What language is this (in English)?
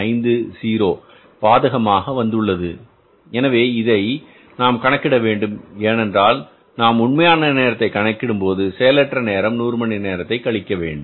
Tamil